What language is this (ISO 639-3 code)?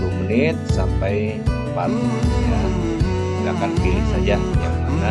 ind